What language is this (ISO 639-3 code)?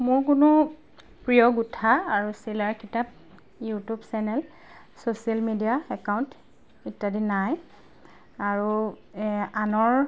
asm